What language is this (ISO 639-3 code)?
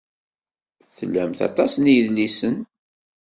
kab